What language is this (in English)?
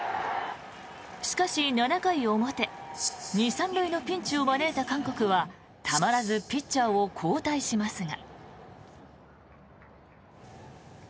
Japanese